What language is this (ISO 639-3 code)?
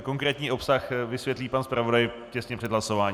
ces